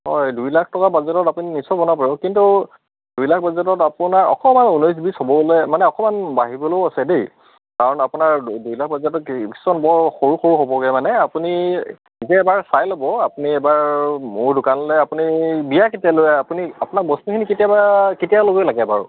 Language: Assamese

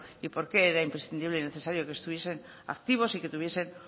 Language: Spanish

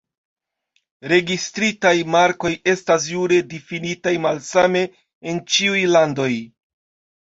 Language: Esperanto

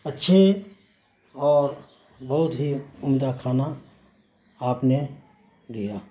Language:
Urdu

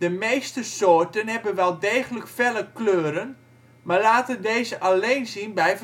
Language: Dutch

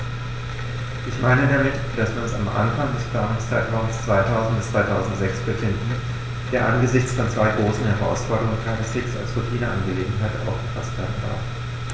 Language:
German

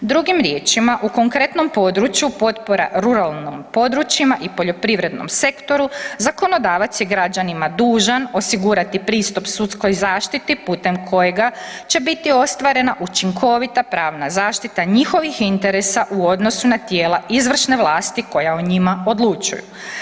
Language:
Croatian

